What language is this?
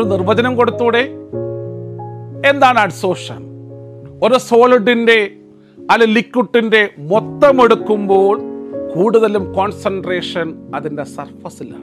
Malayalam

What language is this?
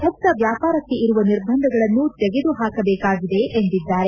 Kannada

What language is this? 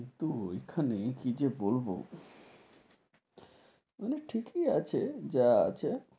Bangla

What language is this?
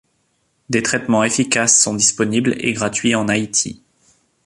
French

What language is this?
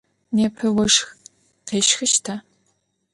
Adyghe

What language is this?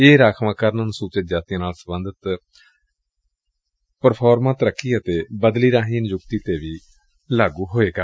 Punjabi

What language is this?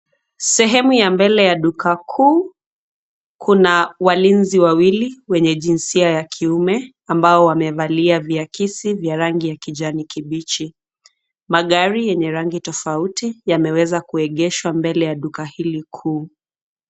Swahili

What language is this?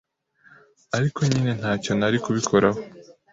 Kinyarwanda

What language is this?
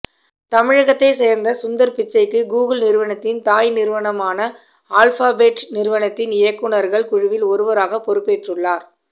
Tamil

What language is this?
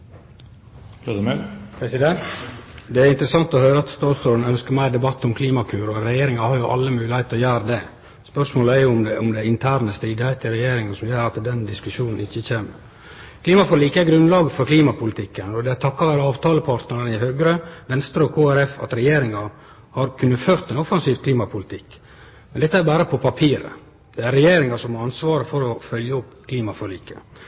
Norwegian Nynorsk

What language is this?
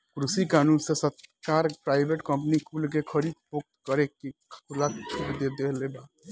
Bhojpuri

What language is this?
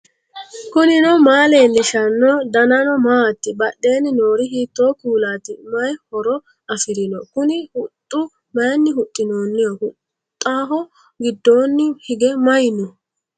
Sidamo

